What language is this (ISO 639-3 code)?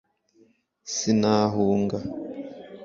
kin